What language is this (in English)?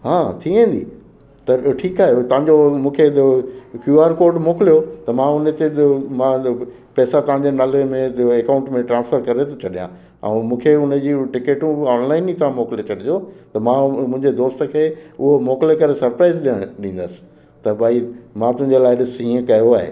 Sindhi